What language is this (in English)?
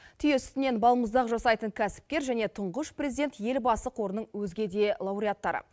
Kazakh